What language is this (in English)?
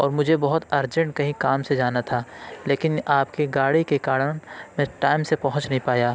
Urdu